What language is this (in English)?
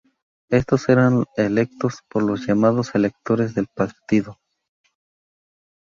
Spanish